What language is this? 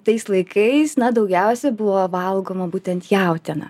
Lithuanian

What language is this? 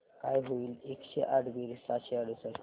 Marathi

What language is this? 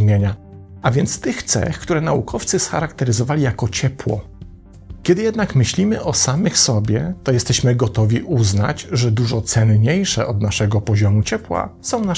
Polish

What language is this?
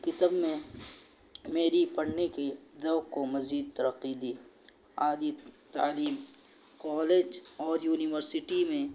Urdu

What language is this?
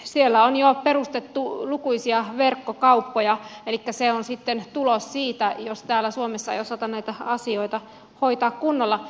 Finnish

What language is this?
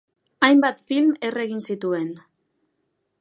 Basque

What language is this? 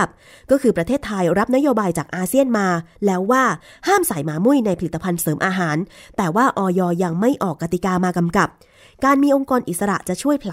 Thai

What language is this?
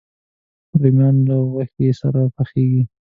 Pashto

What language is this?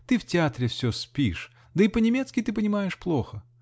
Russian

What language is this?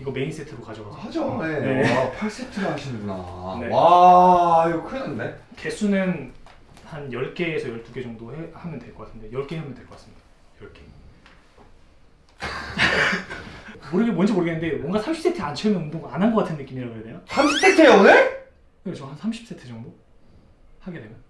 Korean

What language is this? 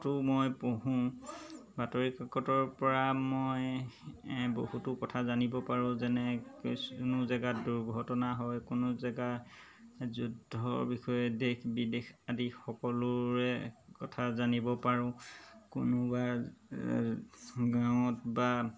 Assamese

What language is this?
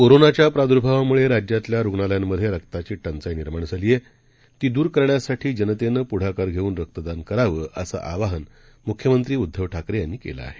Marathi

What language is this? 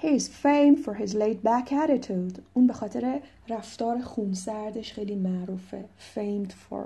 Persian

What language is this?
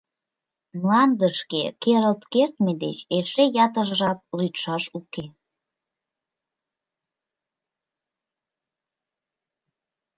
Mari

